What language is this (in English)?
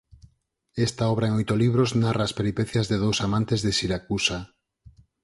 Galician